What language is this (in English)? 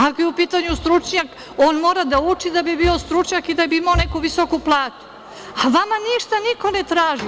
Serbian